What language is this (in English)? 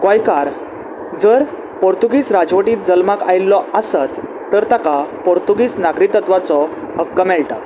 Konkani